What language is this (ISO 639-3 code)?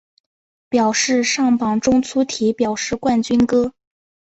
zho